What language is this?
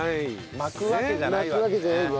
Japanese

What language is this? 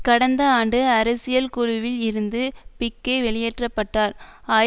Tamil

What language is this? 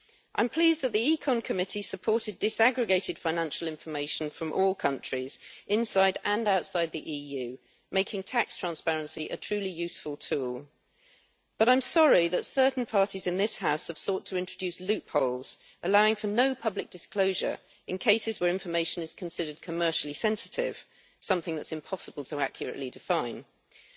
English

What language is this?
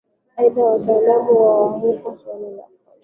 Swahili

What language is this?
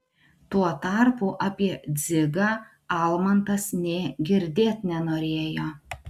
Lithuanian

